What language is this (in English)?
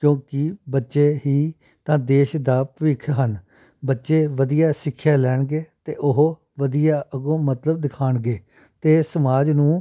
Punjabi